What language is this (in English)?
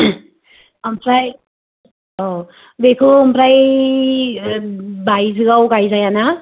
Bodo